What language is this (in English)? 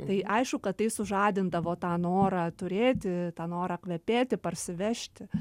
Lithuanian